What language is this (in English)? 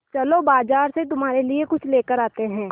Hindi